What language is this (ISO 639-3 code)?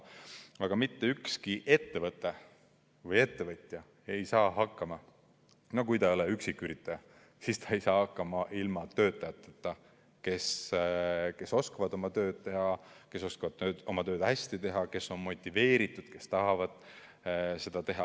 est